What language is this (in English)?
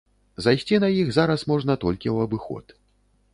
Belarusian